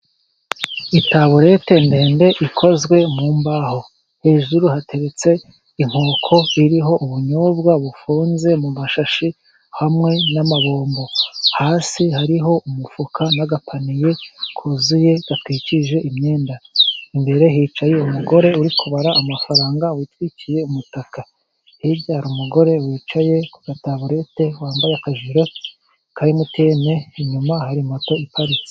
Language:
Kinyarwanda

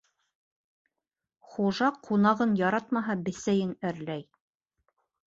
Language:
Bashkir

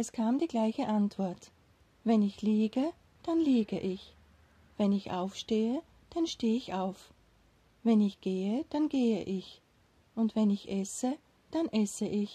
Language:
German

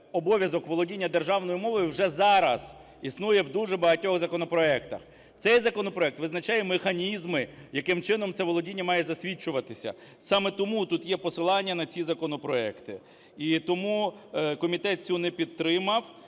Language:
Ukrainian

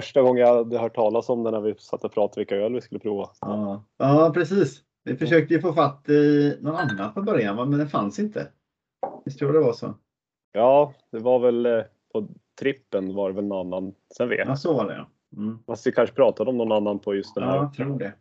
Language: Swedish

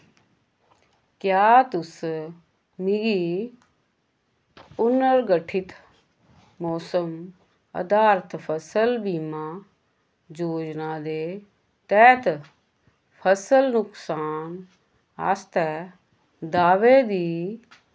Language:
Dogri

